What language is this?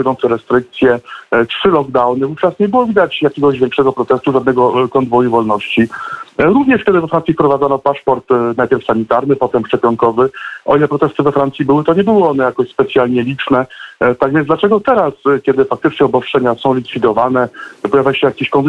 Polish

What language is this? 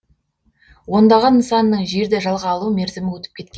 Kazakh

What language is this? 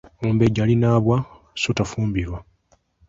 Ganda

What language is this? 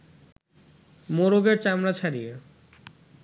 Bangla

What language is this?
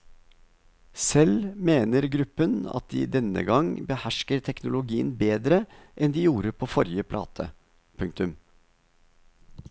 Norwegian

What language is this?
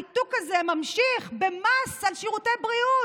Hebrew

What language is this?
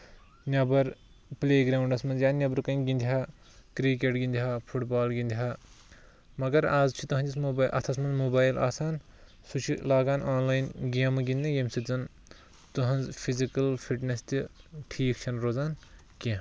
Kashmiri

